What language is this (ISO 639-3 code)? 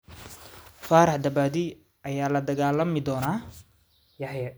som